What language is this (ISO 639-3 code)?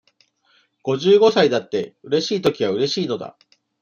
jpn